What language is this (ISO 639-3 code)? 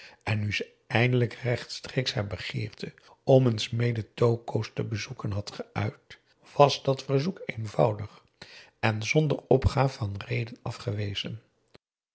nld